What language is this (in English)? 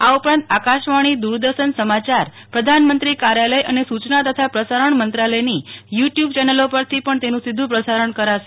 Gujarati